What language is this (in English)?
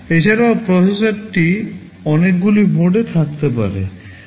Bangla